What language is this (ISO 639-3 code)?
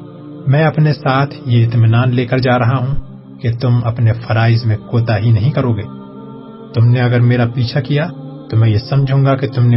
urd